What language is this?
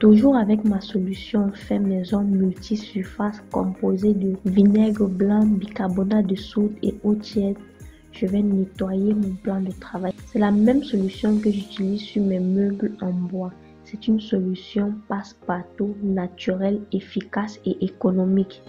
French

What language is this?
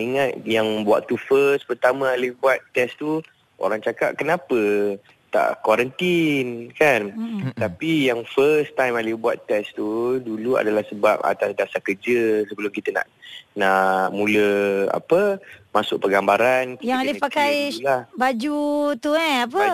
Malay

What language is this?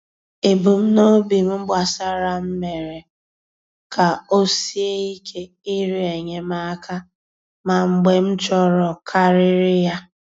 Igbo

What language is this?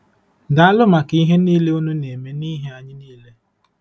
Igbo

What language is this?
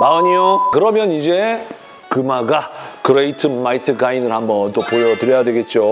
Korean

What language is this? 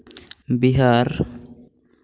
Santali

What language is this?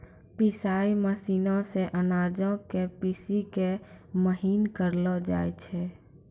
Maithili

